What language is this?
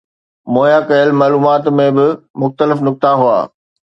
Sindhi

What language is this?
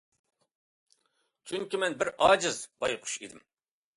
Uyghur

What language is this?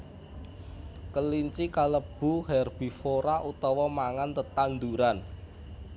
Javanese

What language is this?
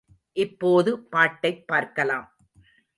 Tamil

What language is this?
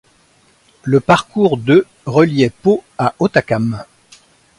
French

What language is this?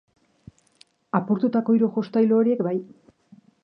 Basque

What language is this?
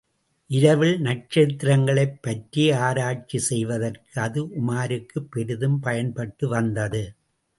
Tamil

